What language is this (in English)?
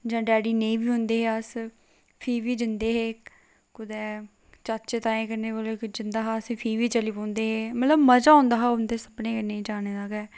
Dogri